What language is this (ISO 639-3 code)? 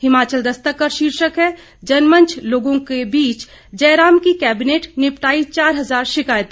hin